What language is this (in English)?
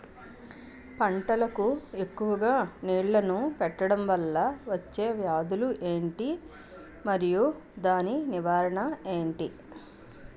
Telugu